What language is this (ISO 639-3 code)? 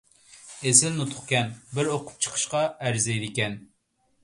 uig